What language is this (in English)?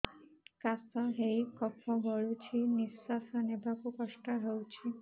Odia